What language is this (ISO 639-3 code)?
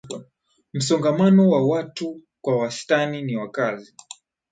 swa